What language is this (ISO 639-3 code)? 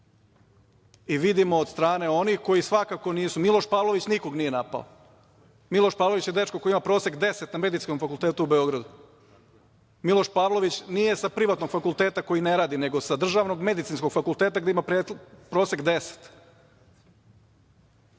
srp